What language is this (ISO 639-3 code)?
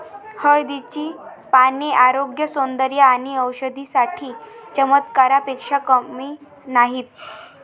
mar